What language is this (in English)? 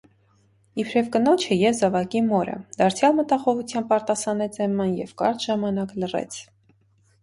Armenian